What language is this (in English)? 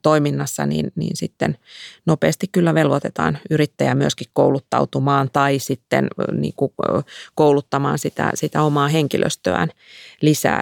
Finnish